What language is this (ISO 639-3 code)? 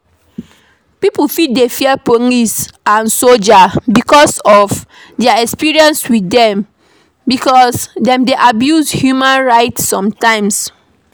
pcm